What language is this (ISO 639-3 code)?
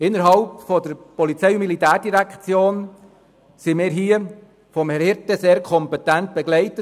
gsw